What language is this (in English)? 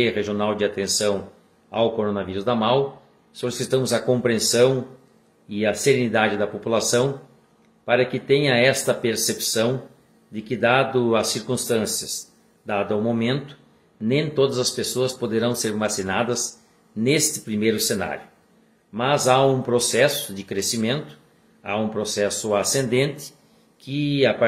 Portuguese